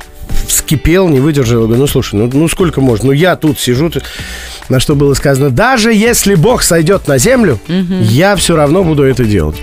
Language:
Russian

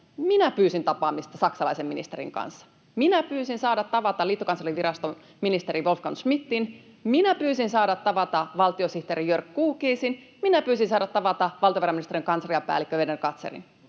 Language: Finnish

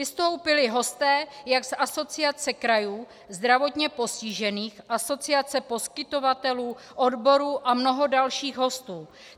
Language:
Czech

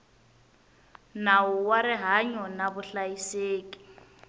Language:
Tsonga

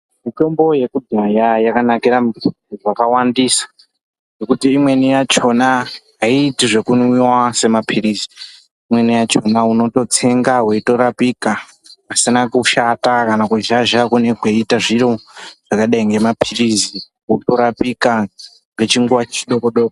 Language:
Ndau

